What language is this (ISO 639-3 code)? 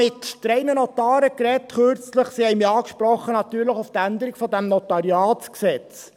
gsw